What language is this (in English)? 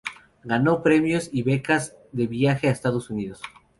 Spanish